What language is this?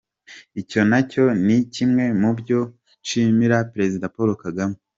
Kinyarwanda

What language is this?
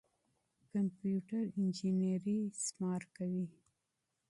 Pashto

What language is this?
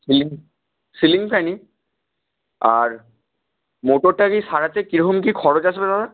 Bangla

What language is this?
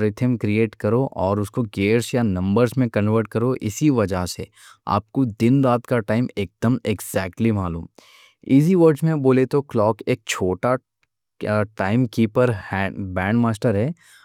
Deccan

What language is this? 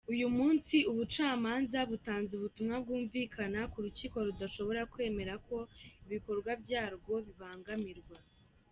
Kinyarwanda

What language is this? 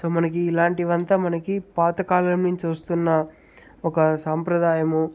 Telugu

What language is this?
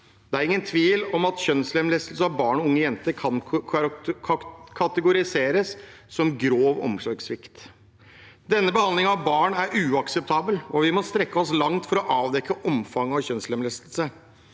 Norwegian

